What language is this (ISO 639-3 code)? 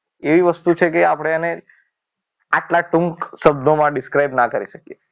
guj